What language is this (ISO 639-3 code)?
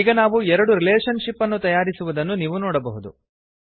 kan